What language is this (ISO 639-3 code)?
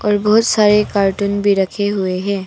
hin